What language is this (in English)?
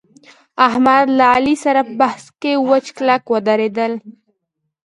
Pashto